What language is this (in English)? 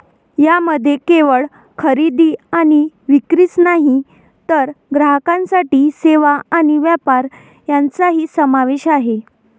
Marathi